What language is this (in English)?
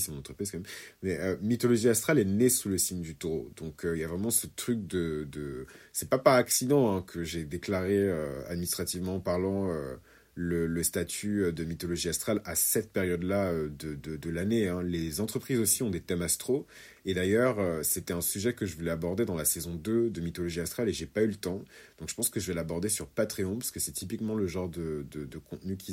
French